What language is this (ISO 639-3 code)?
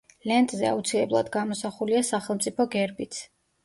kat